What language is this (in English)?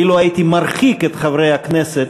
Hebrew